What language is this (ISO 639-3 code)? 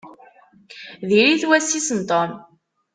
kab